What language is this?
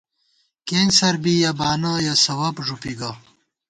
Gawar-Bati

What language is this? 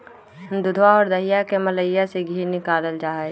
Magahi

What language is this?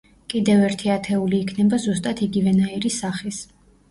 Georgian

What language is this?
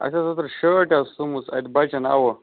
Kashmiri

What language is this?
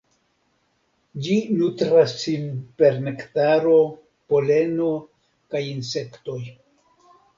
Esperanto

